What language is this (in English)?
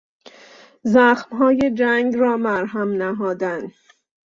Persian